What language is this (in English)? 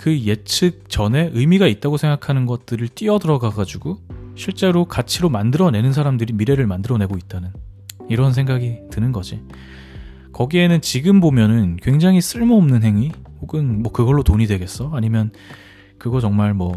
Korean